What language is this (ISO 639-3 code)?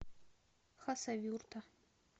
rus